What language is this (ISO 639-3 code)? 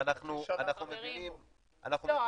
heb